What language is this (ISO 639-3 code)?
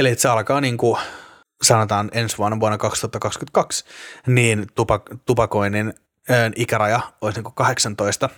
fin